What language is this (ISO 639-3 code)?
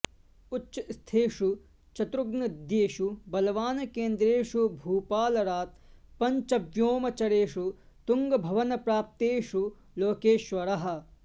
san